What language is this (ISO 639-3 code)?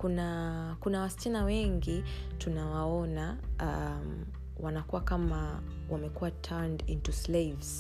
swa